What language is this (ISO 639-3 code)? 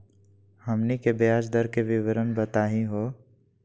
mag